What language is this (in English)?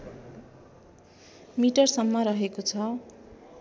Nepali